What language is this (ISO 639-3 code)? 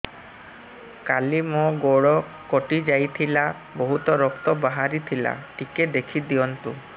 ori